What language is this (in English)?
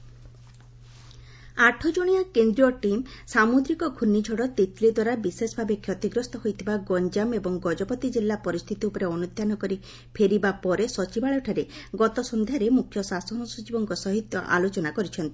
Odia